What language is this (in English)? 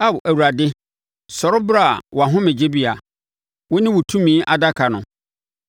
Akan